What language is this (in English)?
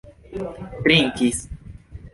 Esperanto